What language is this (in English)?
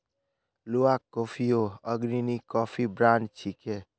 Magahi